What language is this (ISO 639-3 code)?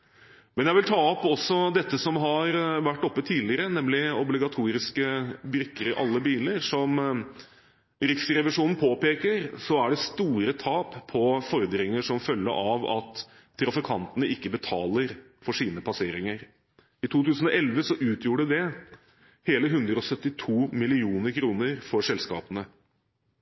nob